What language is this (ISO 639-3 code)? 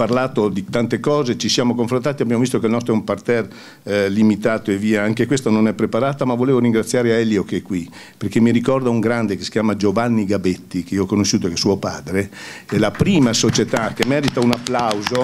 ita